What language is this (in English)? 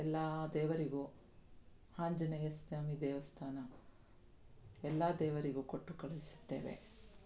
Kannada